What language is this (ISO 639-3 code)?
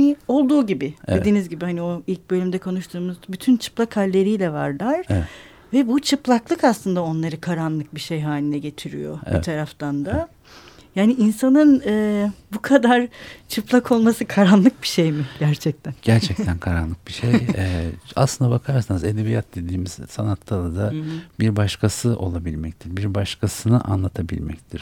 tur